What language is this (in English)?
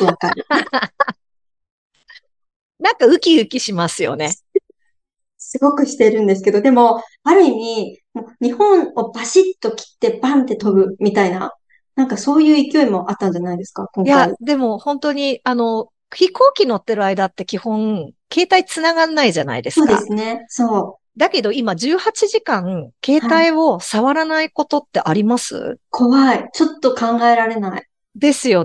Japanese